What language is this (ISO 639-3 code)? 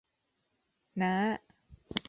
tha